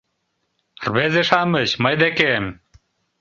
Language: Mari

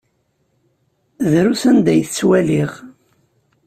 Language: Kabyle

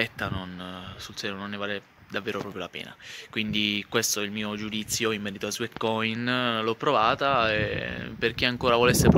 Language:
Italian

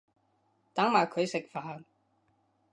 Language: Cantonese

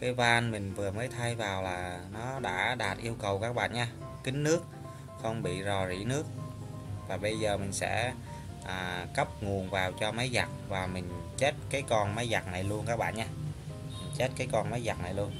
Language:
Vietnamese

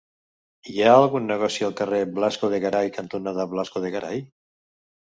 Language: Catalan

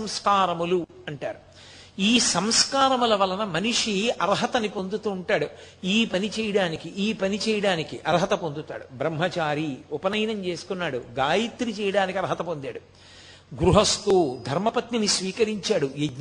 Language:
Telugu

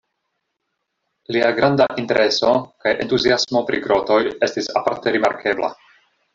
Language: Esperanto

